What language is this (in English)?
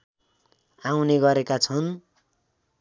Nepali